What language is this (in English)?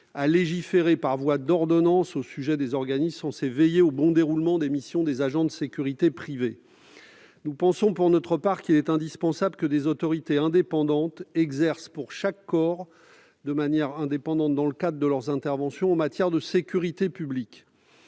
French